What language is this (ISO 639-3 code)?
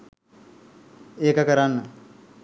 sin